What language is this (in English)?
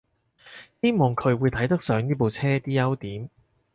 Cantonese